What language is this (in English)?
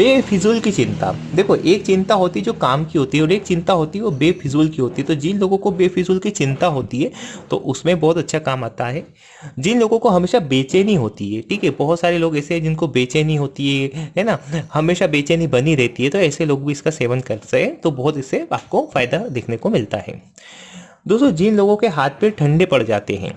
Hindi